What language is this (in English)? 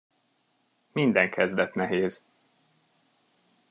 Hungarian